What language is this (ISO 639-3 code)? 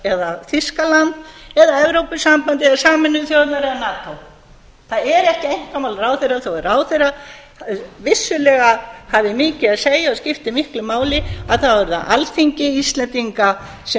isl